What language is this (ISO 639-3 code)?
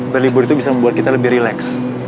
ind